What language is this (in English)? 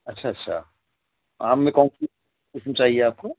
Urdu